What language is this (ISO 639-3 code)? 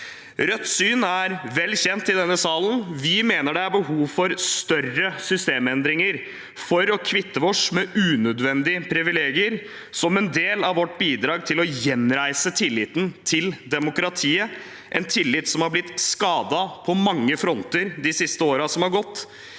nor